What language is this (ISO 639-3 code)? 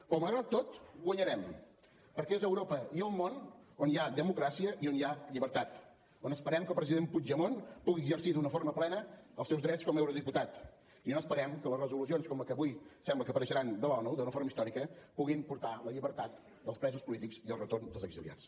cat